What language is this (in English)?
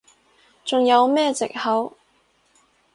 Cantonese